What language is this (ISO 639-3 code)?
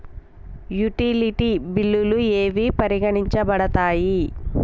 tel